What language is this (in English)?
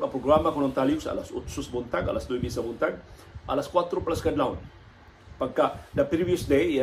Filipino